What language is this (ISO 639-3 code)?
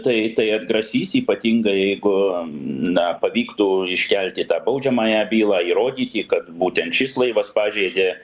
lit